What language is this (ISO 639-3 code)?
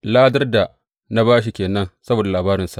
hau